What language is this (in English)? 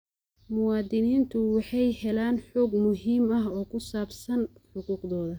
Somali